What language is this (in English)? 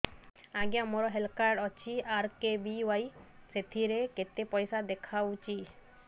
Odia